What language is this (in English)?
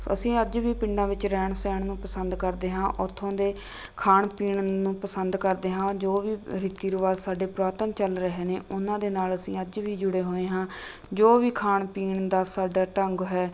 Punjabi